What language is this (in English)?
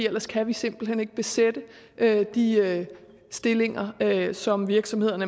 Danish